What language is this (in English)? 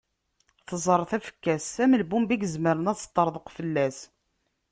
Kabyle